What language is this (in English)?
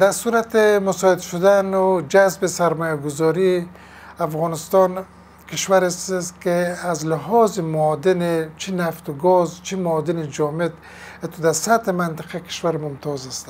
Persian